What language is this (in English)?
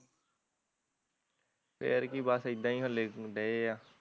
Punjabi